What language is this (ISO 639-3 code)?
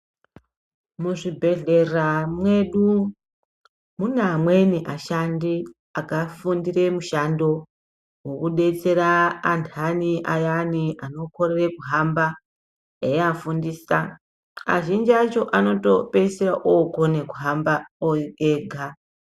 ndc